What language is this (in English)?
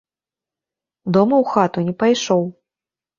Belarusian